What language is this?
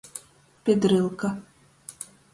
Latgalian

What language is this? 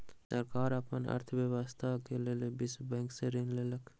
Maithili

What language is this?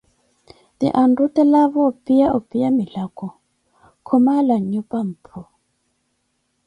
Koti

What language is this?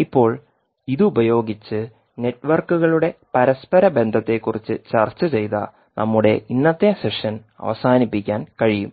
Malayalam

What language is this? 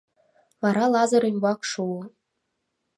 Mari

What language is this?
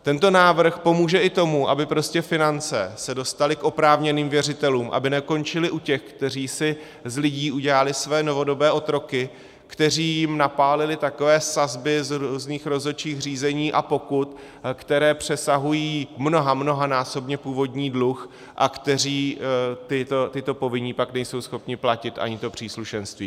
Czech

